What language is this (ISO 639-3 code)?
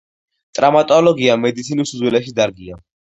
kat